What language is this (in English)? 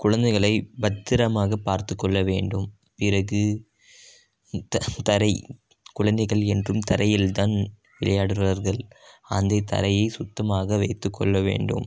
Tamil